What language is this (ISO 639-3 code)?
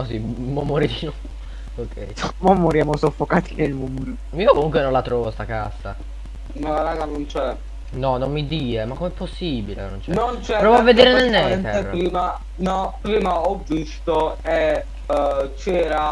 ita